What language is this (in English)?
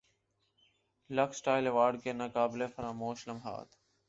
Urdu